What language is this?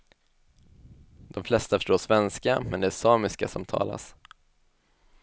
Swedish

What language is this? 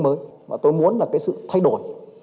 Vietnamese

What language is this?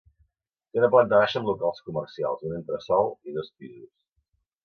Catalan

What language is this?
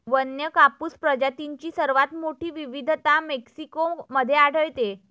Marathi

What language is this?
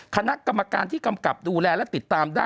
Thai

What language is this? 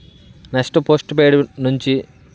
Telugu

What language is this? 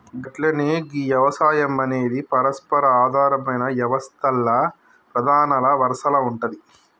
Telugu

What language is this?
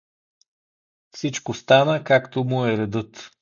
Bulgarian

